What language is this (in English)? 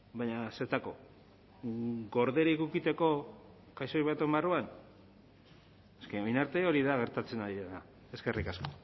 Basque